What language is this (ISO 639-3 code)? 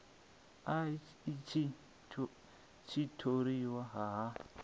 ven